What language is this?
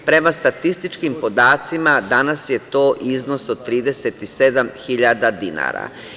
Serbian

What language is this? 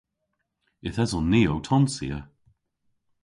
Cornish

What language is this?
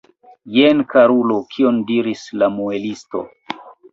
Esperanto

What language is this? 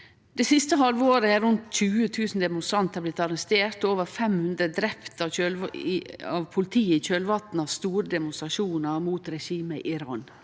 Norwegian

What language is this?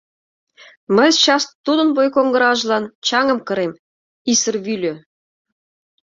Mari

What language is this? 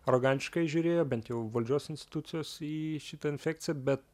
Lithuanian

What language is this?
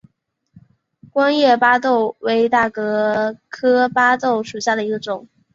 Chinese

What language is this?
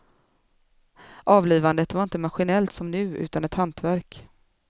Swedish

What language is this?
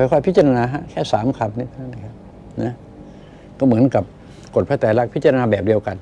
Thai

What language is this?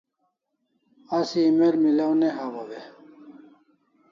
Kalasha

